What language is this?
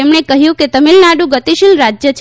Gujarati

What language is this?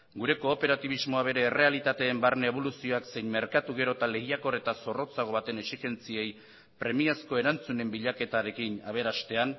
Basque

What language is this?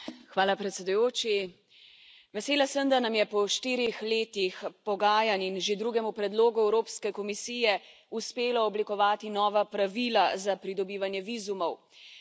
Slovenian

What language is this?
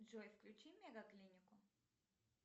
Russian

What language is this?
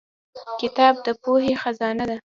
Pashto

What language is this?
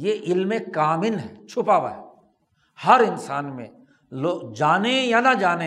Urdu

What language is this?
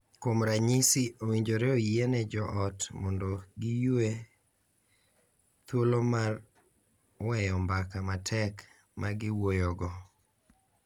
Luo (Kenya and Tanzania)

